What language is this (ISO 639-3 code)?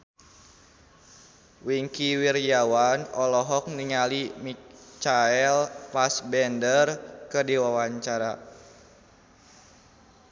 sun